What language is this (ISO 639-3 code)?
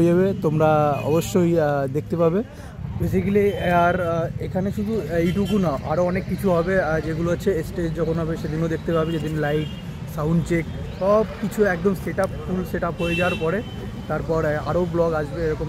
ben